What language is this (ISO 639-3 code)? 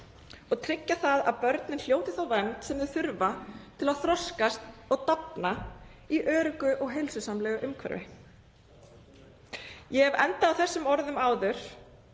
isl